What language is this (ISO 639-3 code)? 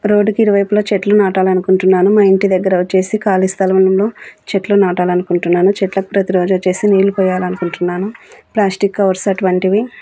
tel